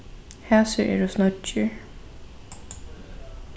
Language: Faroese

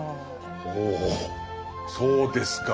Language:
Japanese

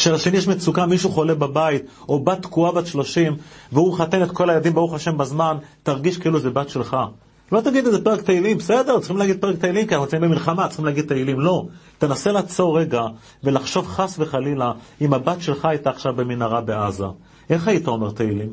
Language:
Hebrew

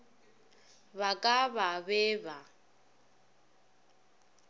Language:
Northern Sotho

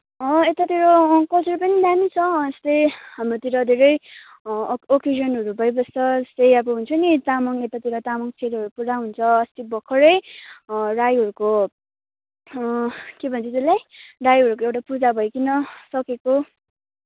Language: Nepali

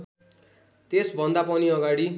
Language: Nepali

